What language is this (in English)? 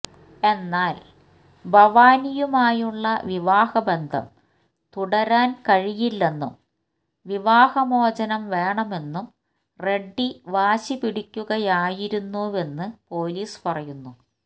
Malayalam